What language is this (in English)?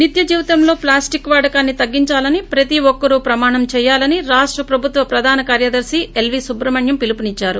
Telugu